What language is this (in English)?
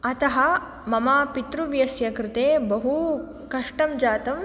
Sanskrit